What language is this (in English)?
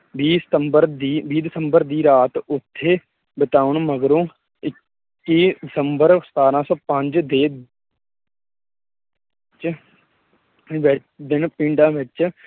Punjabi